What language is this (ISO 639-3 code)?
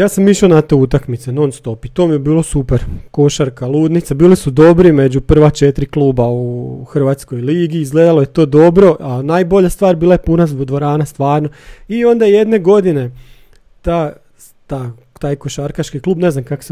hrv